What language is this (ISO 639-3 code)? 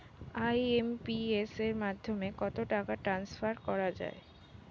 ben